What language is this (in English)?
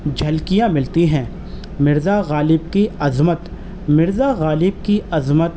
Urdu